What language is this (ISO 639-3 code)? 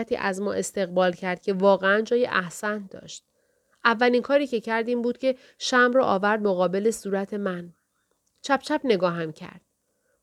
fas